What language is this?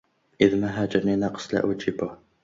Arabic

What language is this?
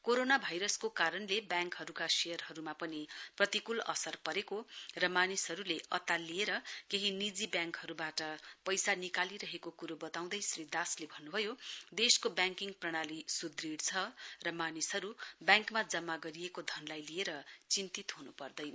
Nepali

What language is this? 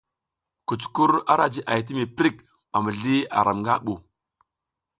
South Giziga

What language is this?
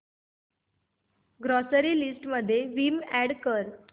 Marathi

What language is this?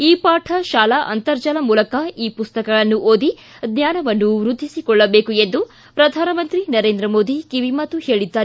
Kannada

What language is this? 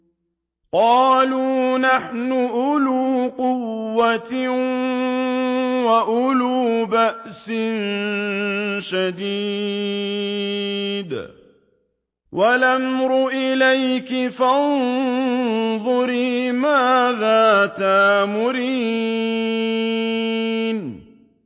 Arabic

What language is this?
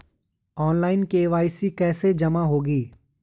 Hindi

